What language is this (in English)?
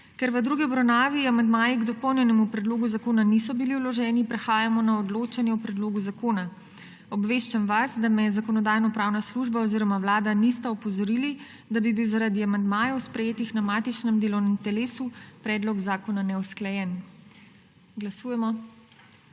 Slovenian